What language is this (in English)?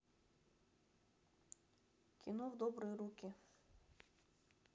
Russian